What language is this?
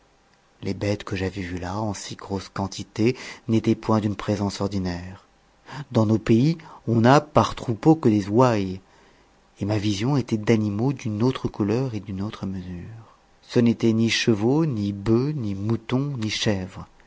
French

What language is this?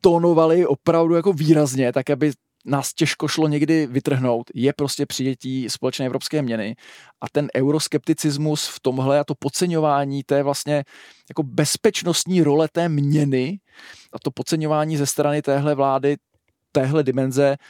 Czech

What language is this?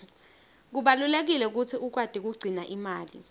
Swati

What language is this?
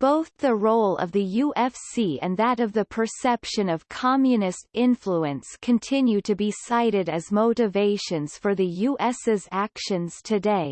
English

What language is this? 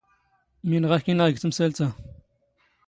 Standard Moroccan Tamazight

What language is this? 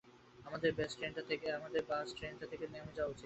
Bangla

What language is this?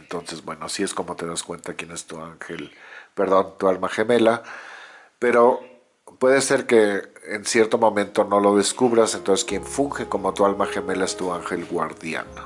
Spanish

